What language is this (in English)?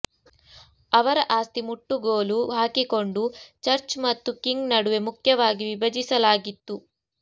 Kannada